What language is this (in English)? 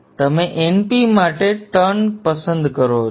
Gujarati